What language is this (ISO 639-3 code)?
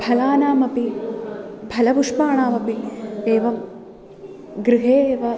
san